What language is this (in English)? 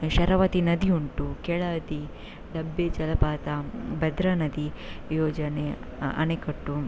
Kannada